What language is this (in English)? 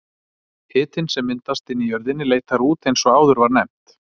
Icelandic